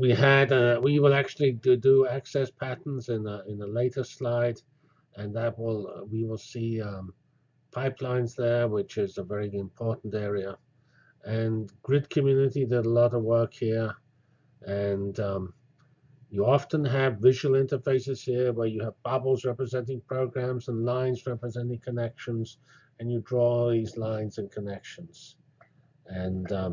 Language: English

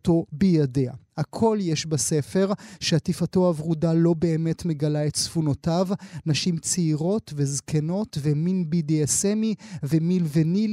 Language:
Hebrew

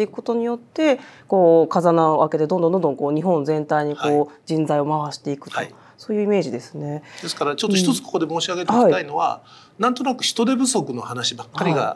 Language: Japanese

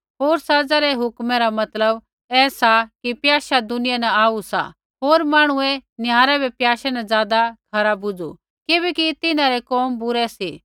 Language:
Kullu Pahari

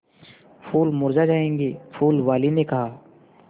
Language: Hindi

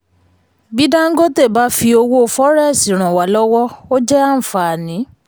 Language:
Yoruba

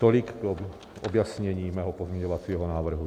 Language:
Czech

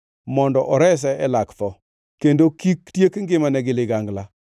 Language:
Luo (Kenya and Tanzania)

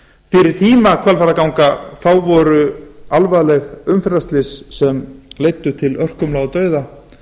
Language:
Icelandic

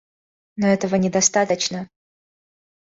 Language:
Russian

